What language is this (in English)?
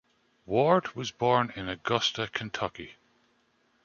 English